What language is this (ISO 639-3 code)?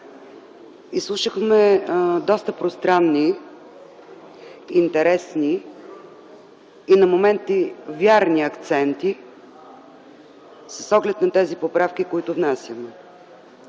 bul